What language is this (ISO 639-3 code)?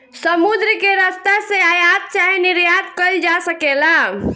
bho